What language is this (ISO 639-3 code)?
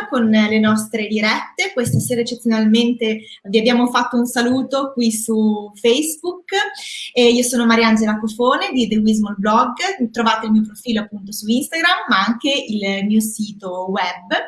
ita